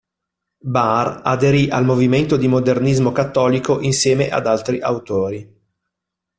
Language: Italian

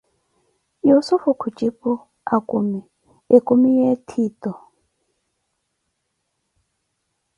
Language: Koti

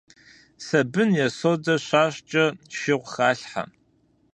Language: Kabardian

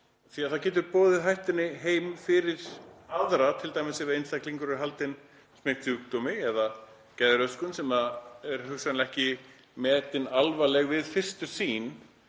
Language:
Icelandic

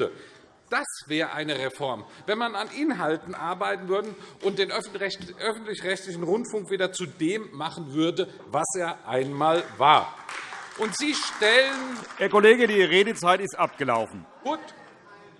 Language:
German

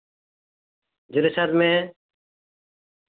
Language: Santali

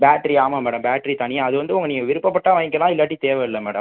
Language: Tamil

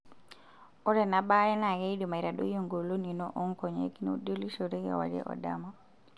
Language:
Masai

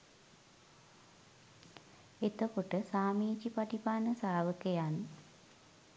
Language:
Sinhala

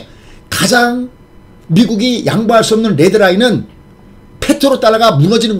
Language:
Korean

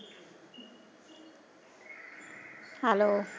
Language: Punjabi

